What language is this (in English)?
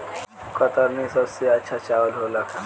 Bhojpuri